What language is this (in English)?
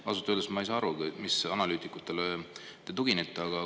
Estonian